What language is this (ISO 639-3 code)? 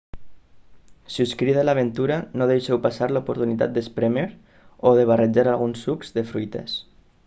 cat